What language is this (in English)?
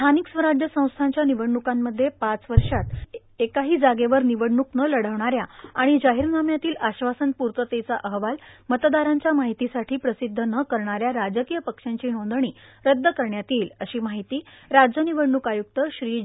Marathi